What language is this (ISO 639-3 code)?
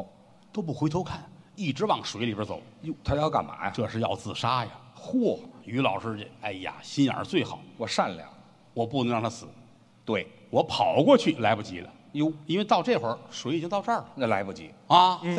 zho